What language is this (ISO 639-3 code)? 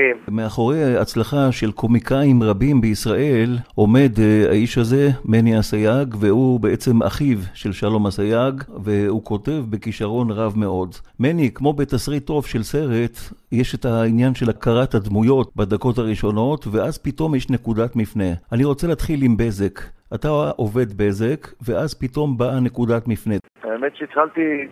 heb